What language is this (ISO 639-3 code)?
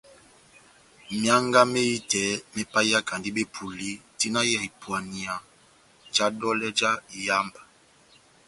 bnm